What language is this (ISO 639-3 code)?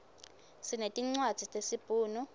ssw